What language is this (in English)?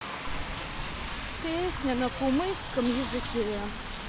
Russian